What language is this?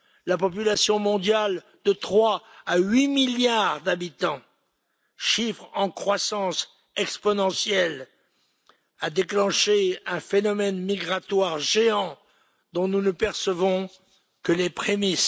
French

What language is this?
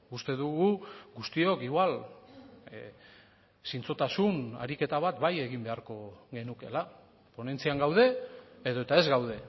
Basque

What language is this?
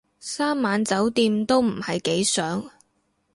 Cantonese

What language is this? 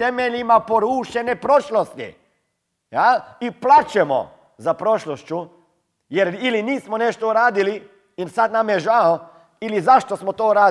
Croatian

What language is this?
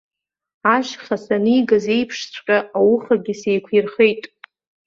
Abkhazian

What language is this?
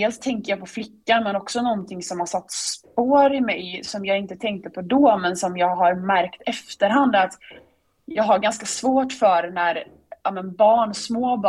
Swedish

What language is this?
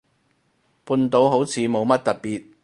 Cantonese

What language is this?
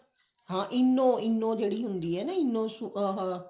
Punjabi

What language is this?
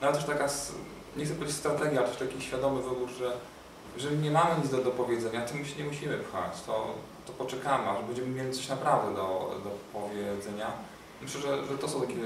Polish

